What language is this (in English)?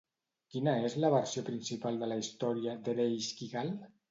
Catalan